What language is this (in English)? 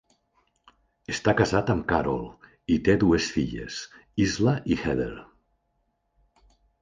Catalan